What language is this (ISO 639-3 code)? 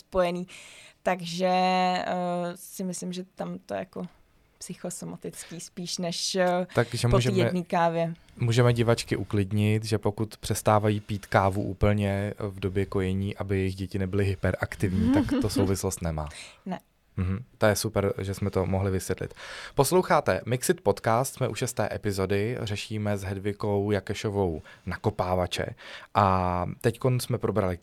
ces